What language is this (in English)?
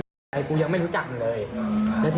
Thai